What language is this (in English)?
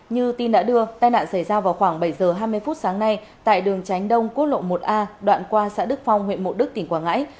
Vietnamese